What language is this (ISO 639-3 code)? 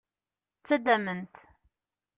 kab